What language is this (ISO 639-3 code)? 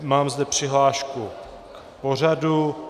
ces